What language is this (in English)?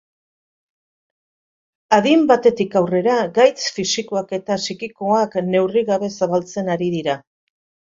Basque